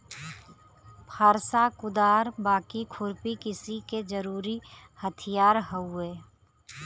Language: Bhojpuri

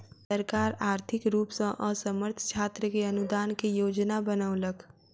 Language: Maithili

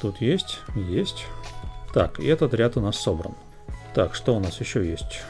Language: Russian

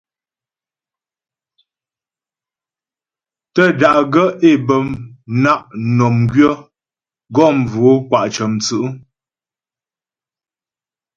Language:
Ghomala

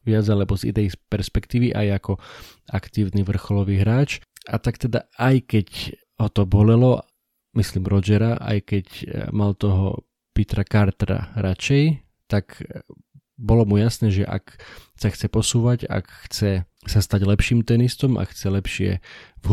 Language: Slovak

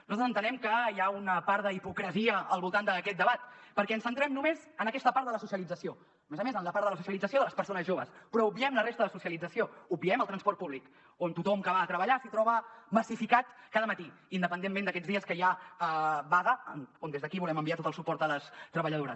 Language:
Catalan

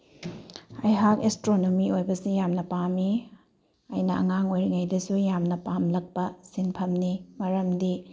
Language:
Manipuri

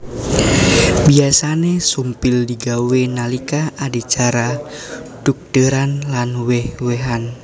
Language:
Javanese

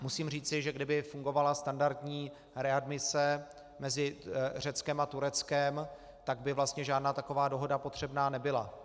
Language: Czech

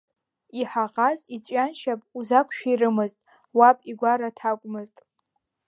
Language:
Abkhazian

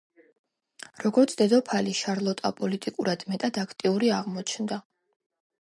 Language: Georgian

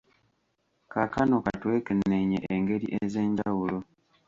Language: Ganda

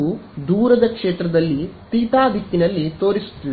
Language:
Kannada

